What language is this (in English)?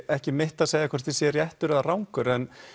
Icelandic